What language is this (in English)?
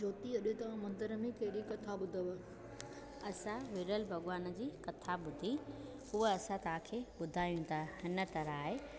Sindhi